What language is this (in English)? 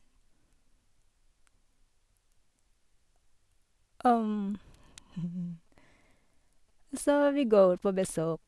Norwegian